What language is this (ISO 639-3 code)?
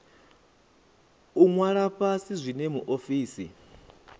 ven